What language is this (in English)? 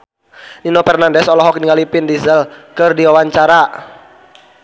Sundanese